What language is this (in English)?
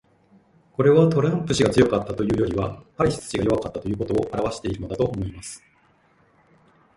Japanese